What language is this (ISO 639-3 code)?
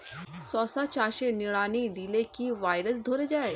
ben